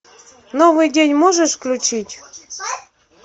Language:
Russian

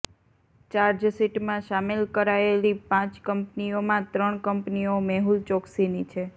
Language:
Gujarati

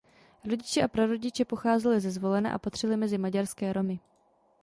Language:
Czech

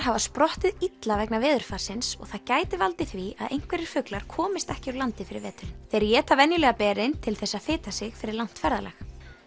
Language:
Icelandic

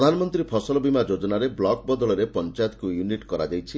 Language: Odia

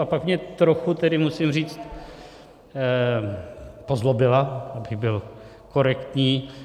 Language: Czech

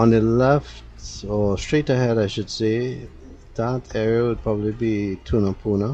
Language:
English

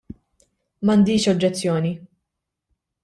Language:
Maltese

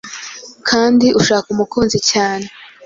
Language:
Kinyarwanda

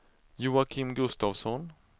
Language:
Swedish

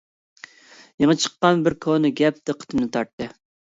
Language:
Uyghur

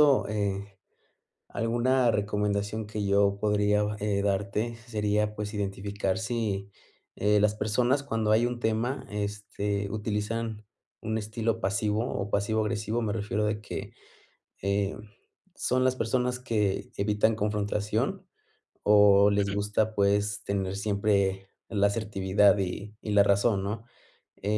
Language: Spanish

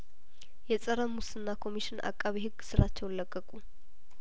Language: Amharic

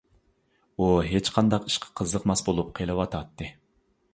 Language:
Uyghur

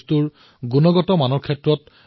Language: Assamese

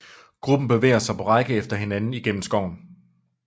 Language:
Danish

